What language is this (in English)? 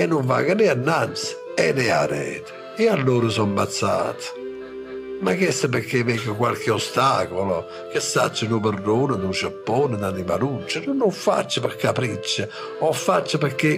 Italian